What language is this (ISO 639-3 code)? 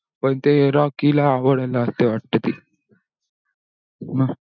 mar